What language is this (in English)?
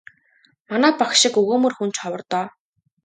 Mongolian